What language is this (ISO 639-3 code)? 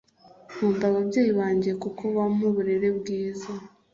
kin